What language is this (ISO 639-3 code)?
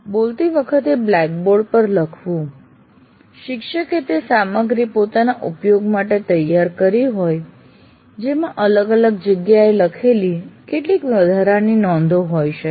guj